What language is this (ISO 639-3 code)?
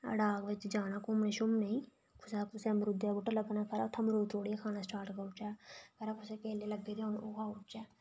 doi